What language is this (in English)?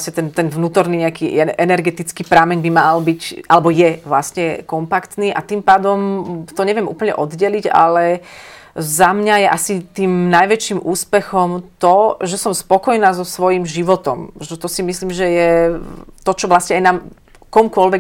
Slovak